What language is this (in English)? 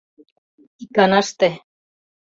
Mari